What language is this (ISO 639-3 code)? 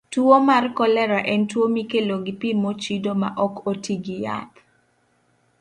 luo